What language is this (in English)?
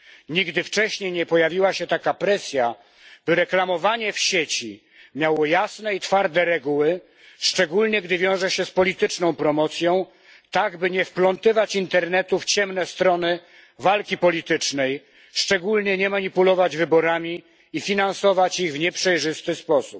Polish